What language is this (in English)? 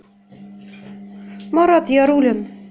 Russian